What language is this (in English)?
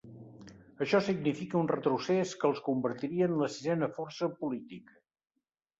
Catalan